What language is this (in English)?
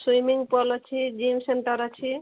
Odia